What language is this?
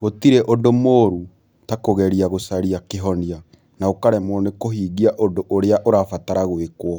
Kikuyu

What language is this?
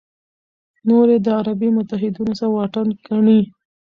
Pashto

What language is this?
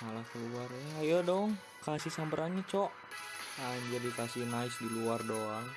Indonesian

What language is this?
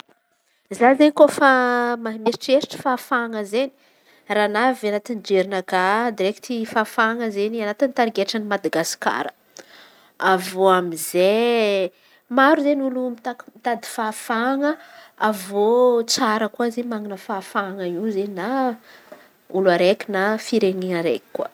Antankarana Malagasy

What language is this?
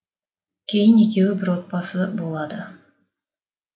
Kazakh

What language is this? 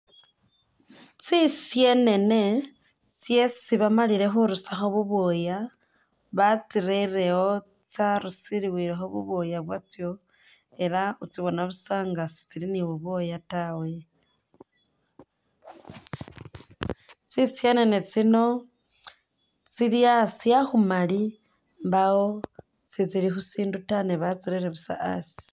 Masaaba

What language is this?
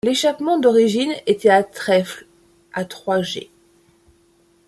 French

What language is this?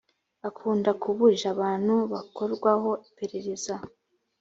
Kinyarwanda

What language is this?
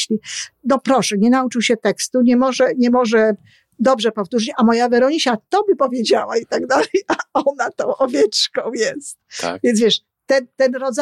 Polish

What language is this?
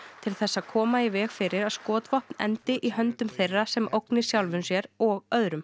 Icelandic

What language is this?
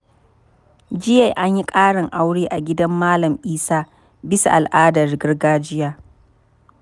Hausa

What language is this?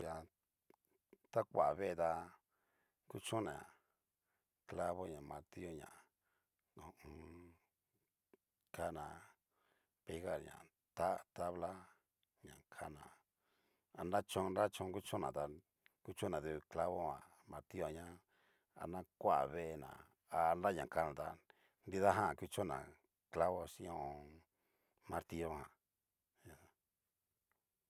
Cacaloxtepec Mixtec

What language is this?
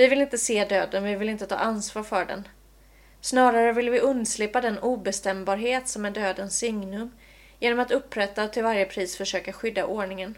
Swedish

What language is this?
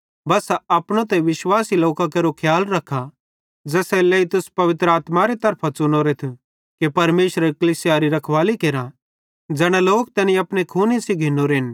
Bhadrawahi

